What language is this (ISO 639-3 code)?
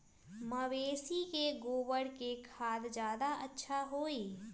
mag